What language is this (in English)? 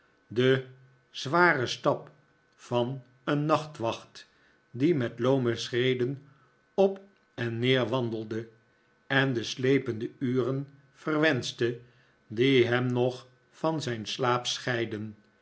Dutch